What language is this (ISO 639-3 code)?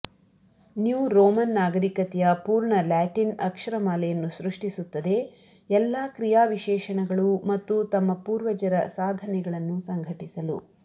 kan